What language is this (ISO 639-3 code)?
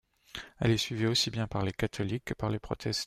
fra